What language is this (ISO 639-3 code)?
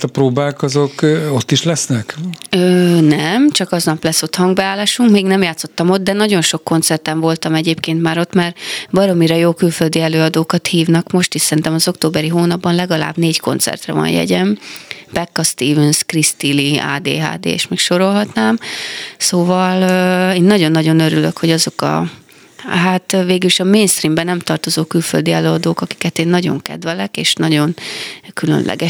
hun